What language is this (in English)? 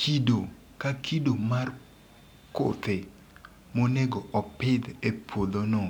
Luo (Kenya and Tanzania)